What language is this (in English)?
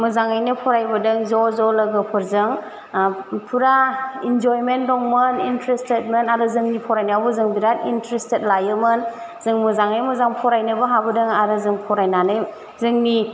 Bodo